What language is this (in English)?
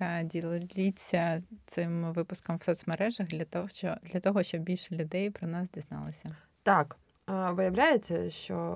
Ukrainian